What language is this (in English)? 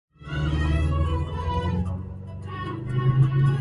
Arabic